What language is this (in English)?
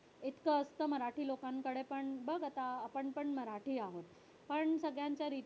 Marathi